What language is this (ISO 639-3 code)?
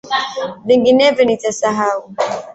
swa